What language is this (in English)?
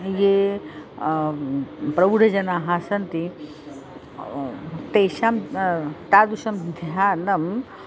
Sanskrit